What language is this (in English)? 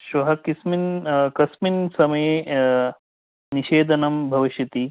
Sanskrit